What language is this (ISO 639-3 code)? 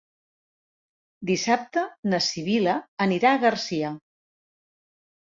cat